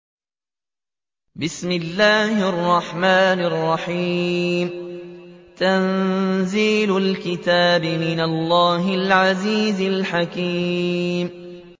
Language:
Arabic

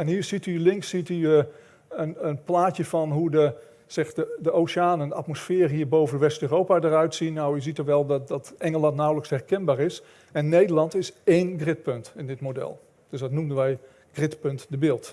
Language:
Dutch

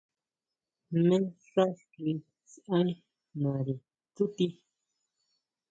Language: Huautla Mazatec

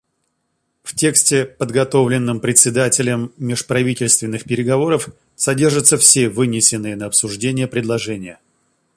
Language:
Russian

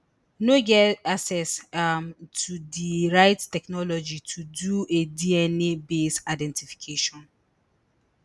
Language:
Nigerian Pidgin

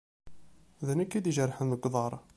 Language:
Kabyle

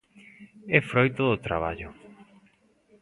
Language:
Galician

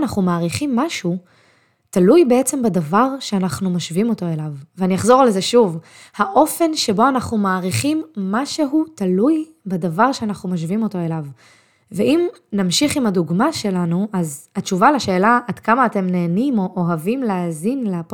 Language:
Hebrew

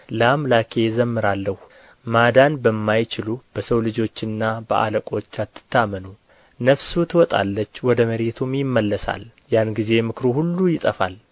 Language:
Amharic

